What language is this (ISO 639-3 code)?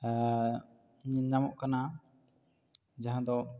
sat